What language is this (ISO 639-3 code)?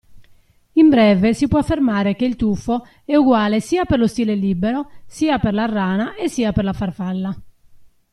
ita